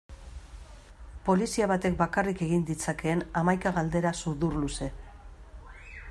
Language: Basque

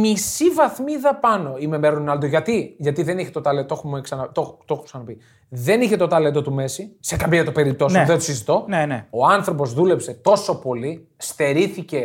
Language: Greek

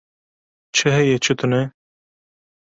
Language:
Kurdish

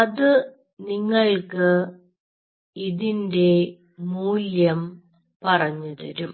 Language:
Malayalam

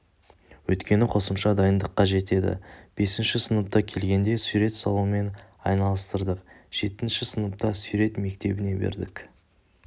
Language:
Kazakh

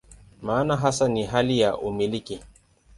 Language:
Swahili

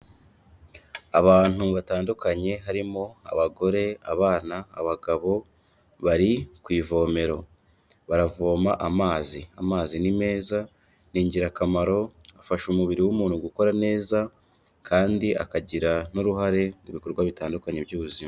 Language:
Kinyarwanda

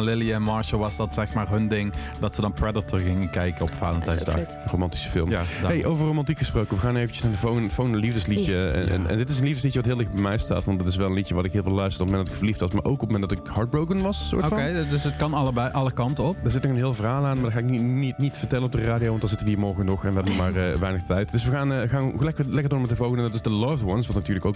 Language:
Dutch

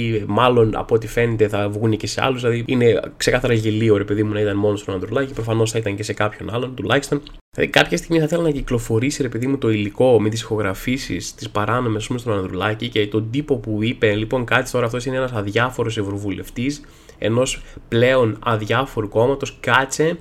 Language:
Greek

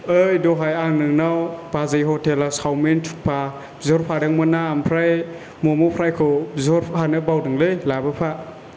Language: Bodo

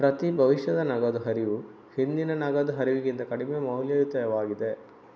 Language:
Kannada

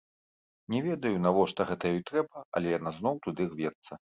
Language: Belarusian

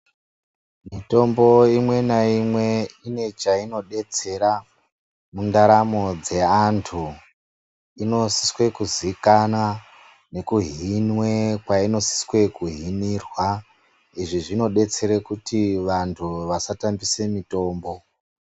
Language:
Ndau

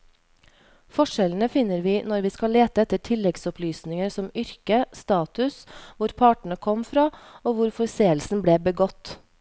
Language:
Norwegian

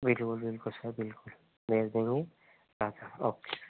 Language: Hindi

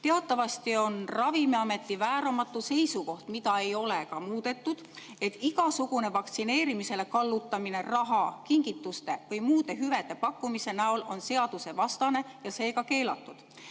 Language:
Estonian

